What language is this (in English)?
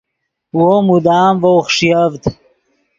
Yidgha